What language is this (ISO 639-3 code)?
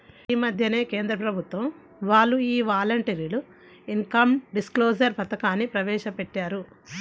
tel